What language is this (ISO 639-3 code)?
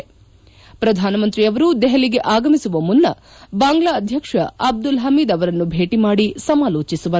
kan